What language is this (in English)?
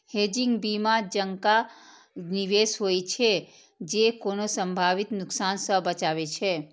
Maithili